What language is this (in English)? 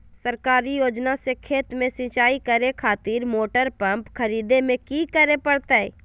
Magahi